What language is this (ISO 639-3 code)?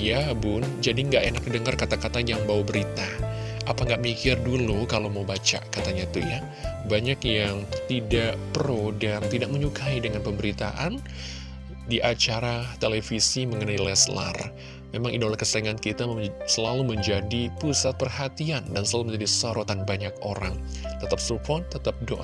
ind